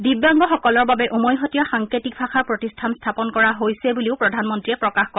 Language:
Assamese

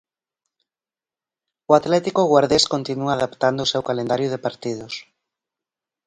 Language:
Galician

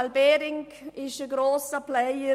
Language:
Swiss German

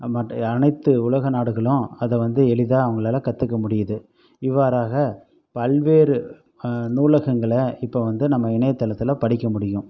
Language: Tamil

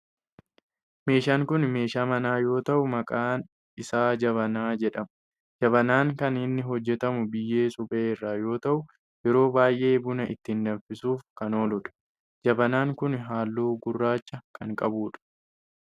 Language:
Oromo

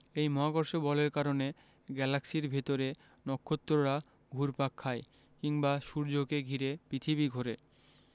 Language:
Bangla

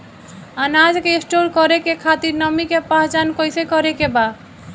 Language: Bhojpuri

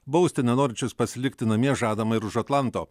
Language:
Lithuanian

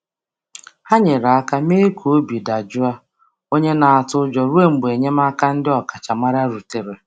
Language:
Igbo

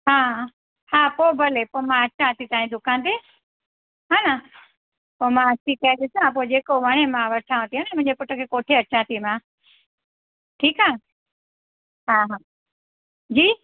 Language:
Sindhi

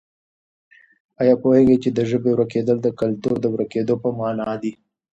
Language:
Pashto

